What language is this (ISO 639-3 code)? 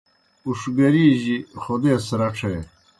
plk